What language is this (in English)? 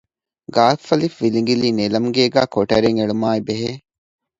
Divehi